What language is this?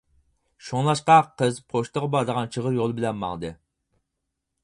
Uyghur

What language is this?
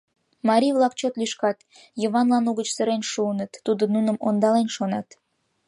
Mari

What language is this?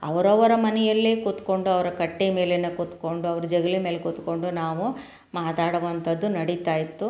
Kannada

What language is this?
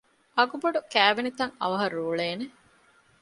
Divehi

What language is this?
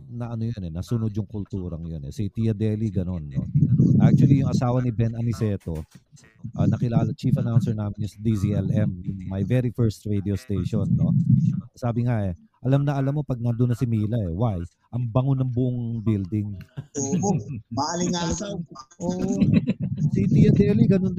Filipino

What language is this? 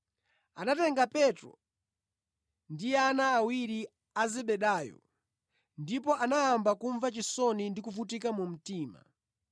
Nyanja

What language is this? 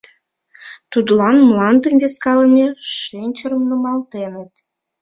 Mari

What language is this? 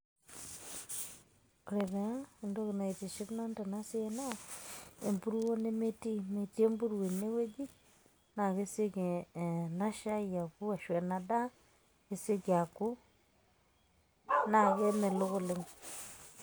Masai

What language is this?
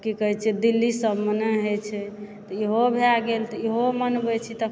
Maithili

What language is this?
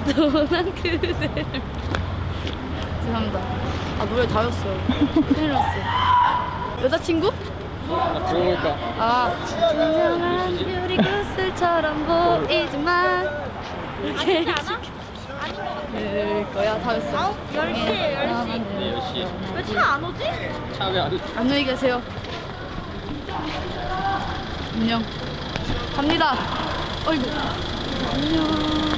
Korean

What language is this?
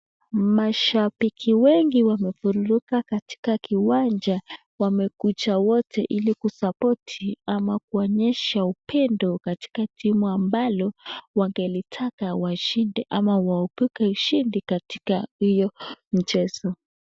Swahili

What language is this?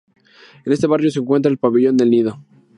Spanish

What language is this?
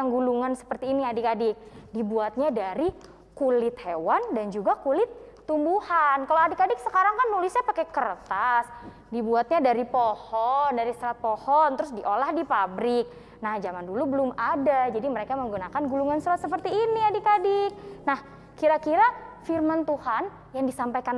Indonesian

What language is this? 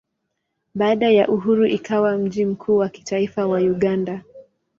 Swahili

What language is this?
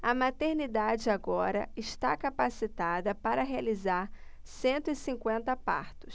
Portuguese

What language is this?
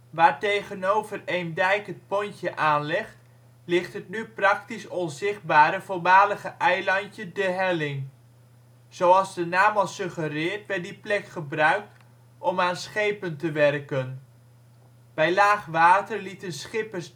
Dutch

